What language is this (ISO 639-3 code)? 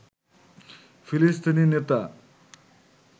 ben